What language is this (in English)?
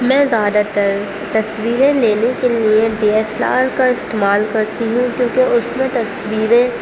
Urdu